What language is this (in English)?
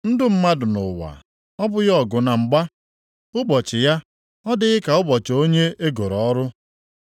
Igbo